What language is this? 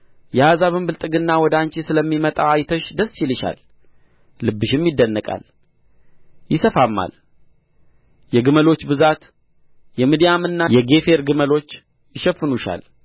Amharic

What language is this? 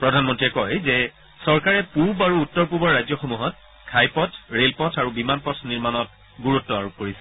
Assamese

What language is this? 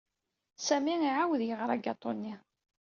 Kabyle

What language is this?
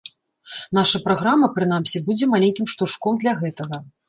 Belarusian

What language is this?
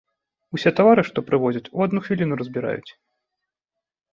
Belarusian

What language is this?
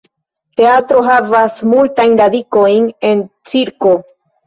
Esperanto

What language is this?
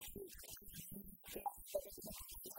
Hebrew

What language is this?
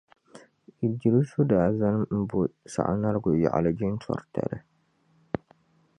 Dagbani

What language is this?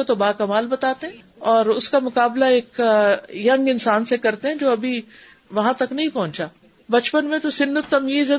Urdu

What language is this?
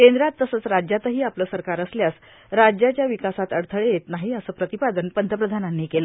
Marathi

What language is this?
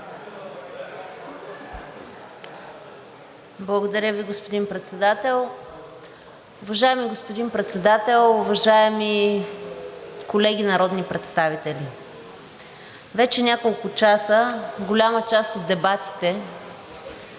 Bulgarian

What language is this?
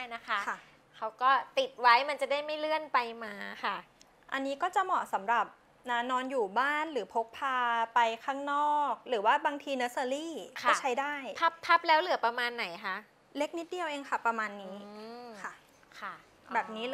Thai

